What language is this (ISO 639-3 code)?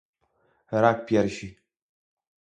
pol